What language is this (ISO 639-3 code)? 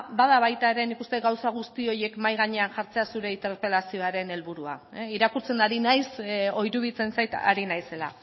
eus